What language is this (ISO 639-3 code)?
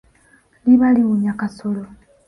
lug